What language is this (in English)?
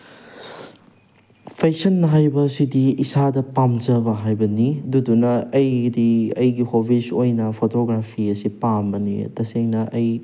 Manipuri